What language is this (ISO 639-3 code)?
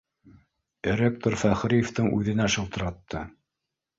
bak